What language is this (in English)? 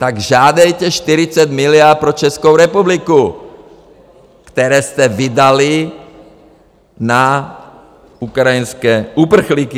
Czech